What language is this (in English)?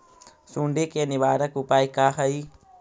Magahi